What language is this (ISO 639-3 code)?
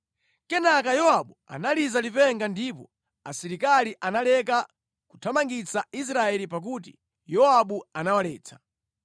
nya